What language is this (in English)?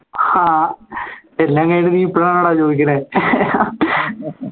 Malayalam